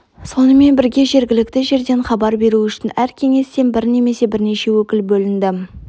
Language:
Kazakh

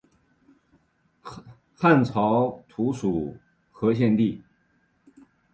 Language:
Chinese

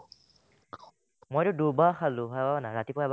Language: Assamese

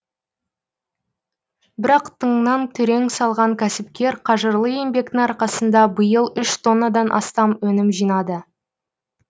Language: Kazakh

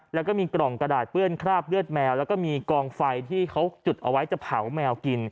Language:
Thai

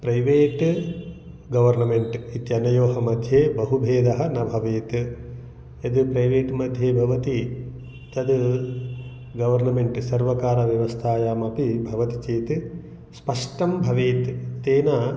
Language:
Sanskrit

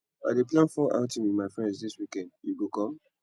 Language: Nigerian Pidgin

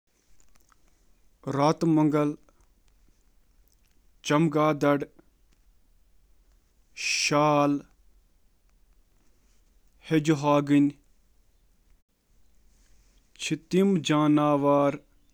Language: Kashmiri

